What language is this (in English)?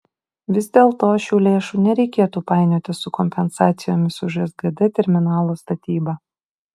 Lithuanian